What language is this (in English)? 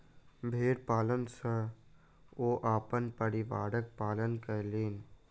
Maithili